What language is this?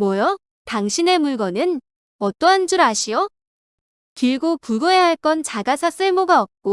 Korean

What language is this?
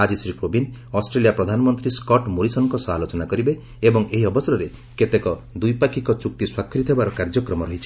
Odia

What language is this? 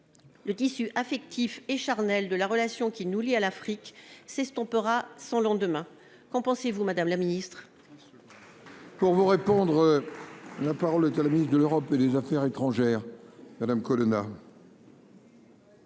French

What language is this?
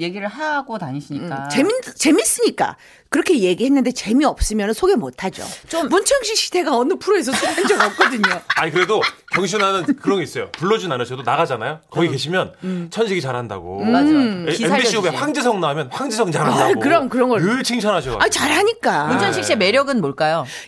Korean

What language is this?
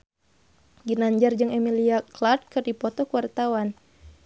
Sundanese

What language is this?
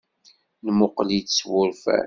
Kabyle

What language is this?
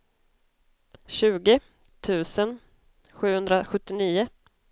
Swedish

